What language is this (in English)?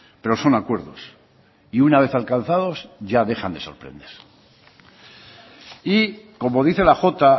Spanish